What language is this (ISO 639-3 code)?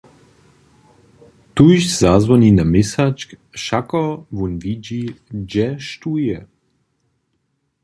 hsb